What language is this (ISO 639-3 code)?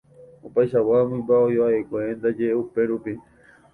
grn